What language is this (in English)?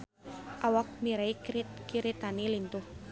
Sundanese